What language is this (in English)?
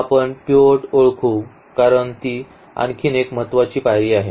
Marathi